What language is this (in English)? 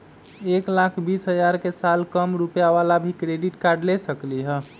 Magahi